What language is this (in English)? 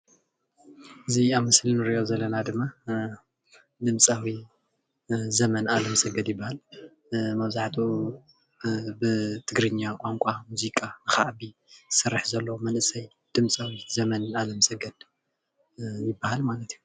Tigrinya